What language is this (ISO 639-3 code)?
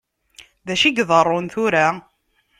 kab